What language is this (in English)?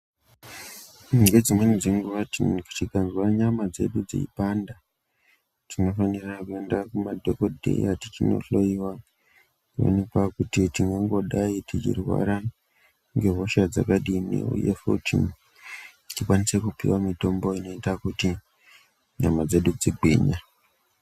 Ndau